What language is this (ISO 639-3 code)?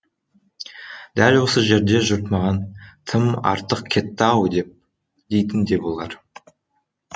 kaz